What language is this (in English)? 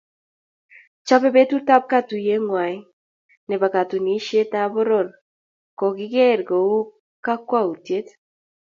Kalenjin